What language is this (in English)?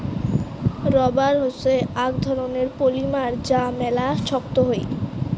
Bangla